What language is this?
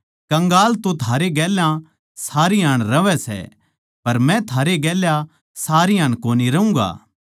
Haryanvi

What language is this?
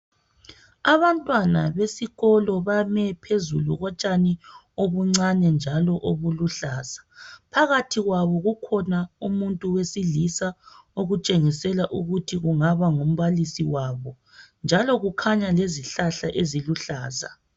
North Ndebele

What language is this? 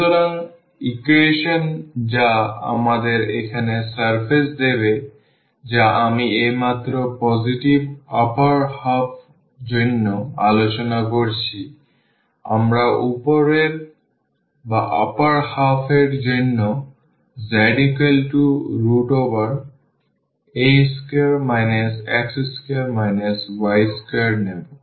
Bangla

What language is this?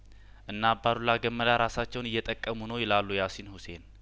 Amharic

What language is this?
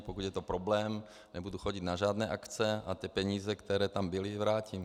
Czech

